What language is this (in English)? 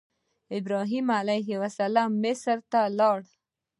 Pashto